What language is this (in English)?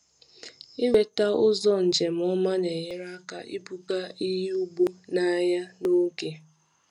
Igbo